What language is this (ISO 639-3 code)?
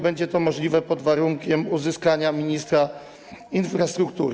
pol